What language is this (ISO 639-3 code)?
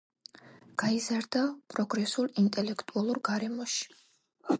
kat